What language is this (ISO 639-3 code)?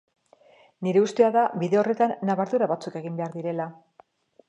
eus